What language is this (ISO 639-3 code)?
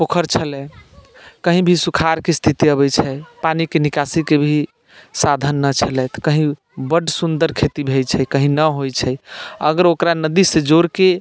mai